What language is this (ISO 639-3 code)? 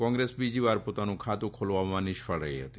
guj